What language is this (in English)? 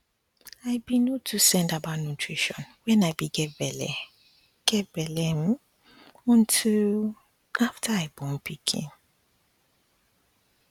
Nigerian Pidgin